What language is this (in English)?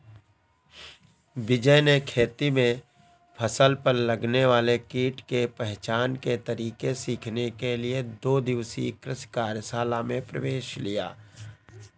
Hindi